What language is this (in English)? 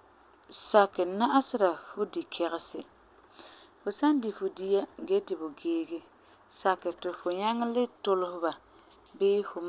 Frafra